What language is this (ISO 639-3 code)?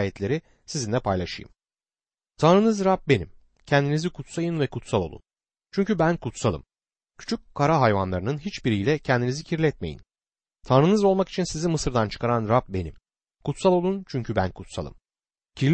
tur